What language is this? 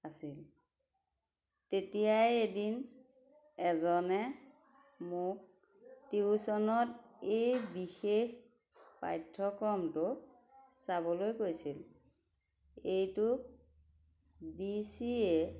Assamese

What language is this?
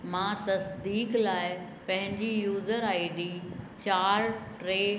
Sindhi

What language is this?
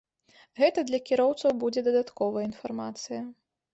Belarusian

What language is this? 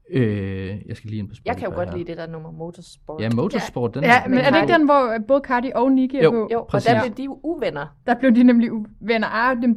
Danish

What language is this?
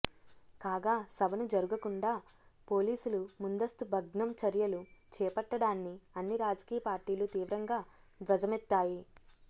Telugu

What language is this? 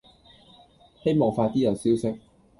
Cantonese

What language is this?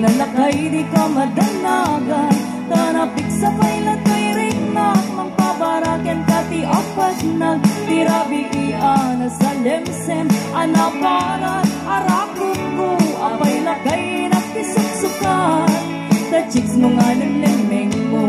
Filipino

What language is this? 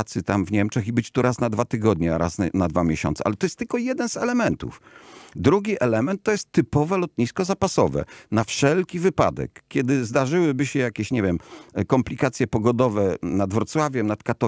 Polish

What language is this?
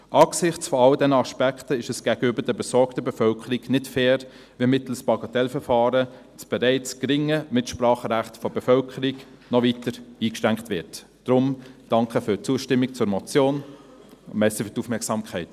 Swiss German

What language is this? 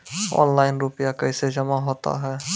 Maithili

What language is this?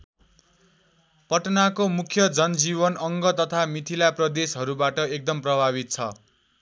Nepali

